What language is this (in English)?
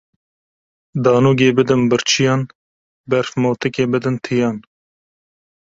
Kurdish